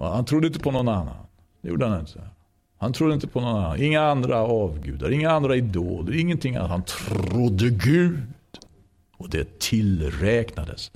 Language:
Swedish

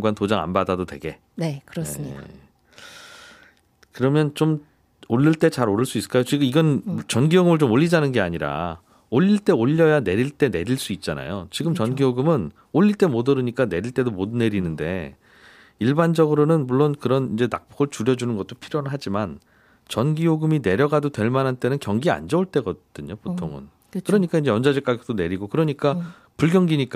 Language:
Korean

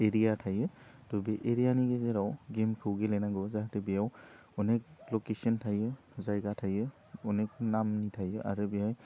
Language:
Bodo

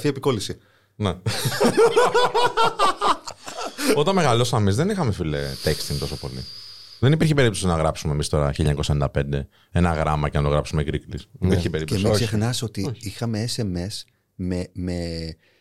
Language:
Greek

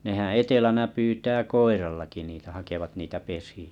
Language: Finnish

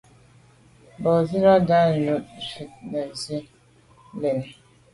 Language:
Medumba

